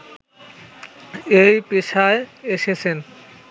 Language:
Bangla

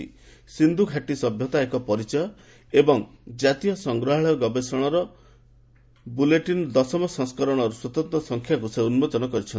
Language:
Odia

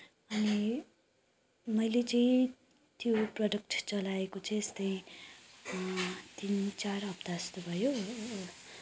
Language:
Nepali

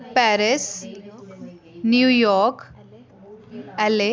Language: Dogri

